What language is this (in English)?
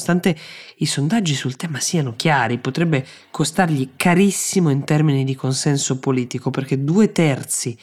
Italian